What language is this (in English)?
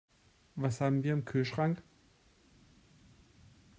German